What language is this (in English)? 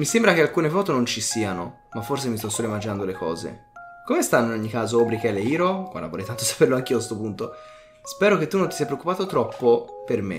Italian